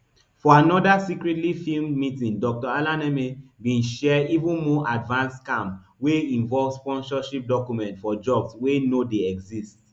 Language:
Nigerian Pidgin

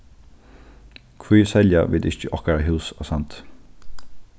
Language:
Faroese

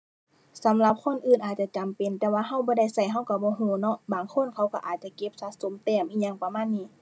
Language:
Thai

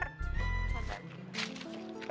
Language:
Indonesian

